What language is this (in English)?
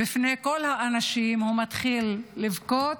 Hebrew